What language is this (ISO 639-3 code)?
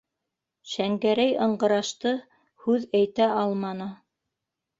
bak